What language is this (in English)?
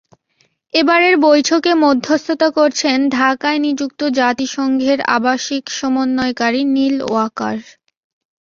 Bangla